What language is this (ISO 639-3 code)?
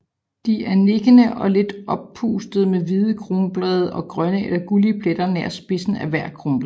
dan